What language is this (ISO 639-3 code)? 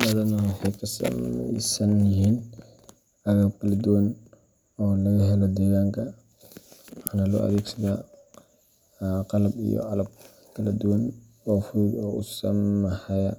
som